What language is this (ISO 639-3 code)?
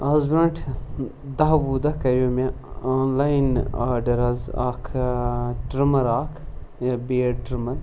kas